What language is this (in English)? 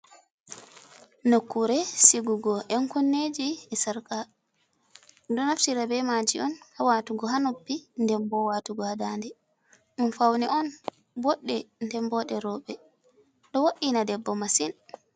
Fula